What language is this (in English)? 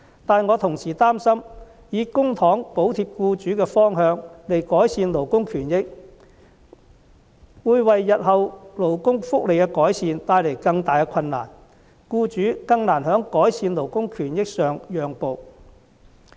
Cantonese